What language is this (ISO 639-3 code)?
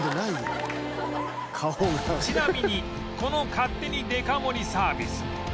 jpn